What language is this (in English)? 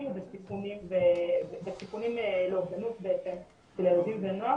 Hebrew